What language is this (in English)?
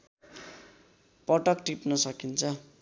Nepali